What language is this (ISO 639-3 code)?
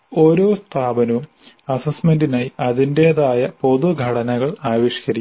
mal